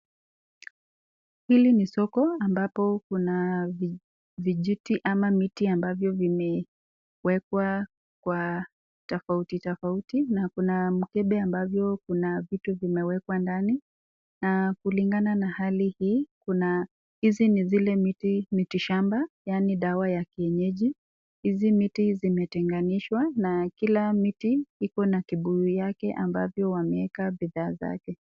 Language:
Swahili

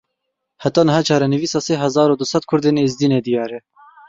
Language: Kurdish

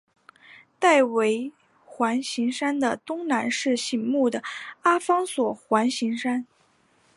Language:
Chinese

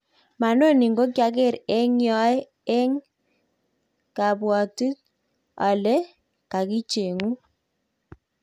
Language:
Kalenjin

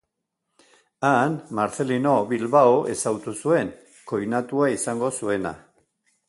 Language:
Basque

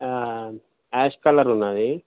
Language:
Telugu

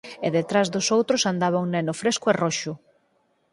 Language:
Galician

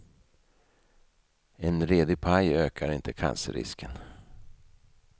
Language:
Swedish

